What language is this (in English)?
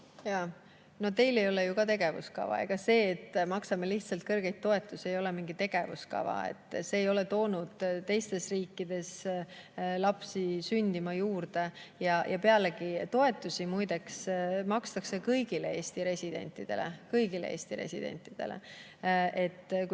Estonian